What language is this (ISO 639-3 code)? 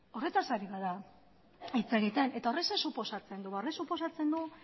eus